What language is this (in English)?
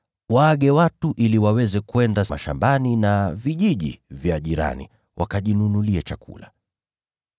Swahili